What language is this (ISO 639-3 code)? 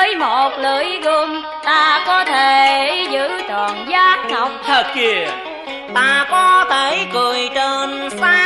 vie